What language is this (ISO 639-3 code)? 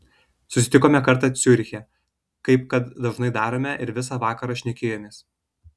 lit